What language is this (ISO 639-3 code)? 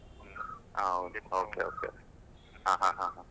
kan